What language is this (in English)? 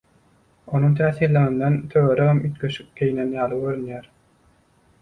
Turkmen